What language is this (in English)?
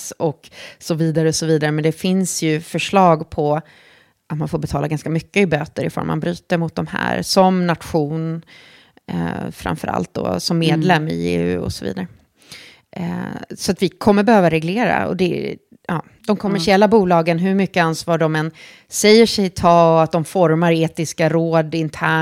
Swedish